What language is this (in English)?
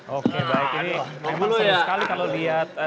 Indonesian